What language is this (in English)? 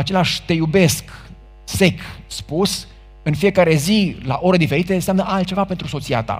Romanian